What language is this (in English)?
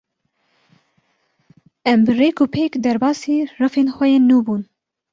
Kurdish